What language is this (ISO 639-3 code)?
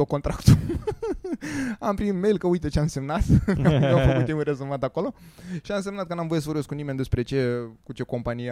ron